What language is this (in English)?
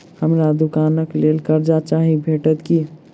Maithili